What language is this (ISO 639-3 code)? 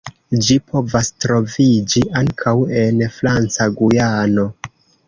epo